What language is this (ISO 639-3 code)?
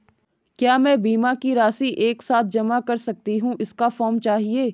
hin